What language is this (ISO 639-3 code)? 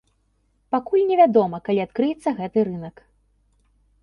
bel